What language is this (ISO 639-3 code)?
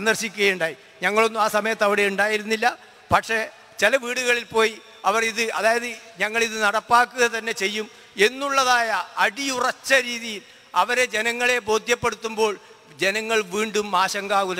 vie